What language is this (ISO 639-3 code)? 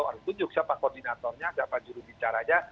ind